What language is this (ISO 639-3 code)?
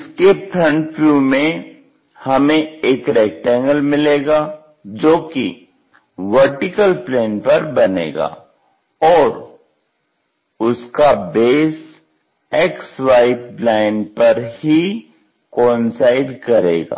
hin